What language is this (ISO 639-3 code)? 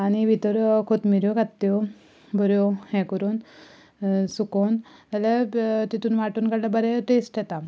kok